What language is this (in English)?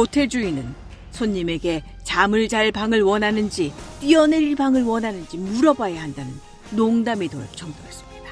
Korean